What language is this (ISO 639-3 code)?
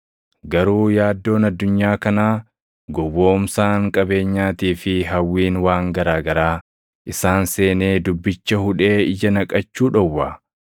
orm